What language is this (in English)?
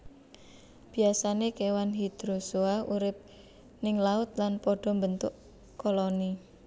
Javanese